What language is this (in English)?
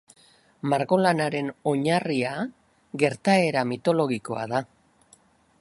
Basque